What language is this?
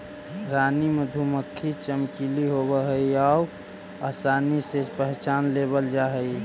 Magahi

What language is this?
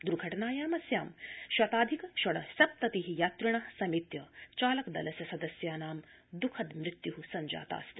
Sanskrit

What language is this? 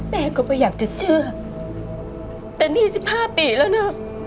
Thai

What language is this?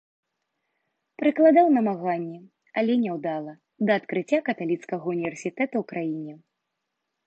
Belarusian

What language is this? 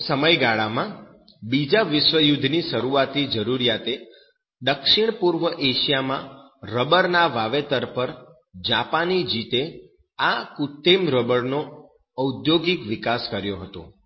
Gujarati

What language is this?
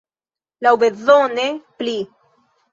Esperanto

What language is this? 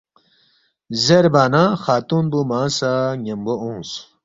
Balti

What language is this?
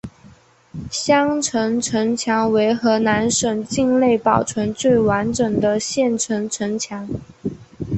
Chinese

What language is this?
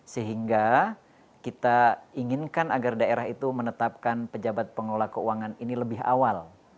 Indonesian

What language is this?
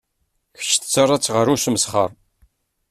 Kabyle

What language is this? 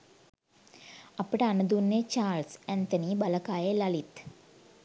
Sinhala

